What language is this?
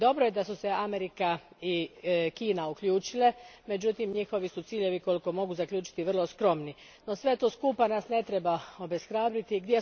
Croatian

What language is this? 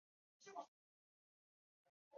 Chinese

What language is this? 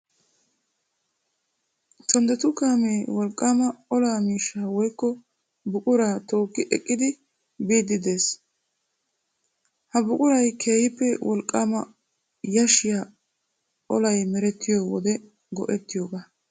Wolaytta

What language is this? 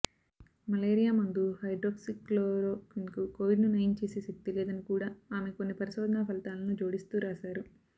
Telugu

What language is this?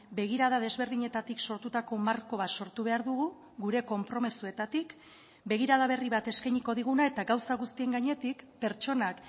Basque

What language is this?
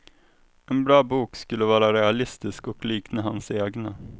Swedish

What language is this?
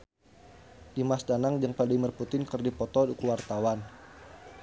Sundanese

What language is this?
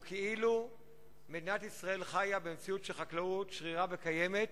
Hebrew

